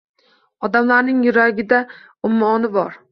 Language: Uzbek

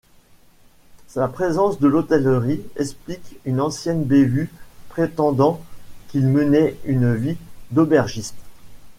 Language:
French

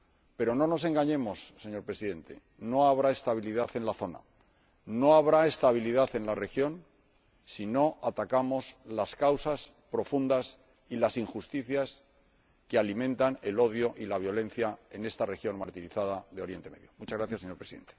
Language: Spanish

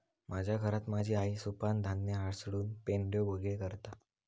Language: Marathi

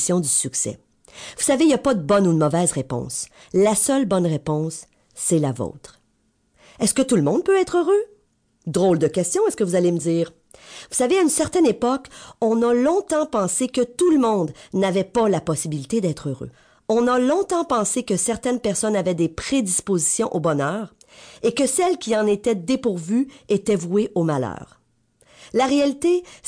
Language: French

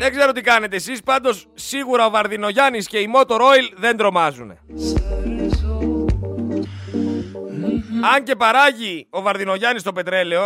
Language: Greek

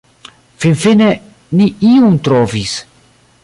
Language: Esperanto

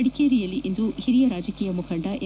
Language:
Kannada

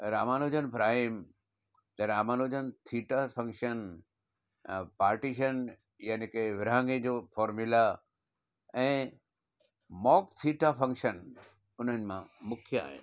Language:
Sindhi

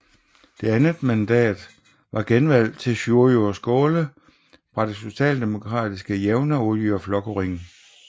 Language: Danish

